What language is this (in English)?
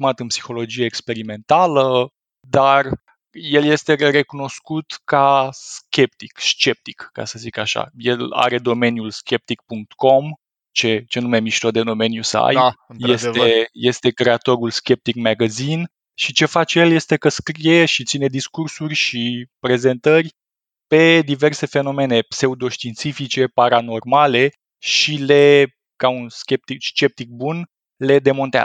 Romanian